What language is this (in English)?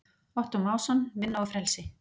Icelandic